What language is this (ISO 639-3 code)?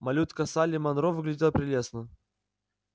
rus